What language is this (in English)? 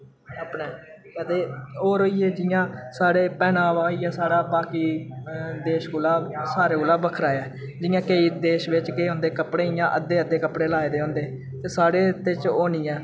Dogri